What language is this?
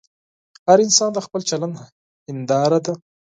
Pashto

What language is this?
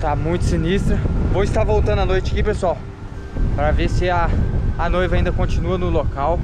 Portuguese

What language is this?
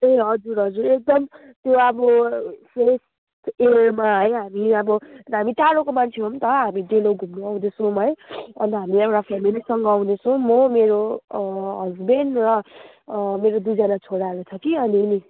Nepali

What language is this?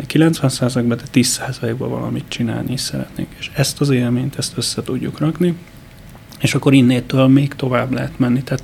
Hungarian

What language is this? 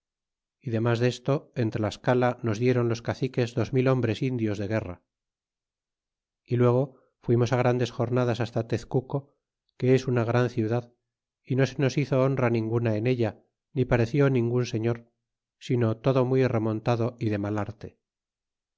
Spanish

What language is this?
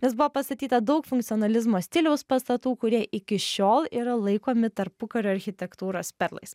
Lithuanian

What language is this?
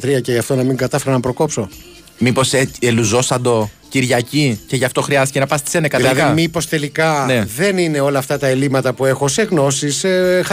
Greek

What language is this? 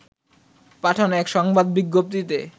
Bangla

